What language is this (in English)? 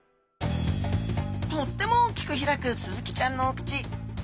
Japanese